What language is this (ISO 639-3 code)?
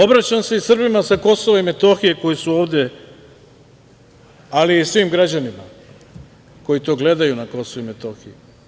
srp